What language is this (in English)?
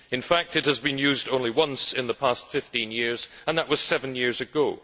English